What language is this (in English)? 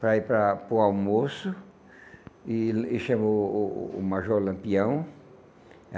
Portuguese